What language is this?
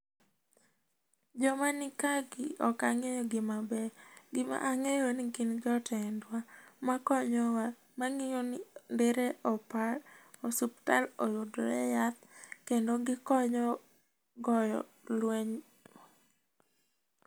Luo (Kenya and Tanzania)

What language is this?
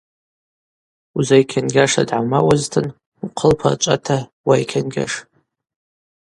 Abaza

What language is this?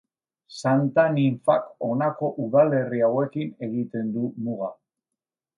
Basque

